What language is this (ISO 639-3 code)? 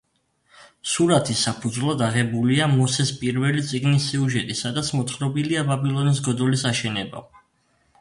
kat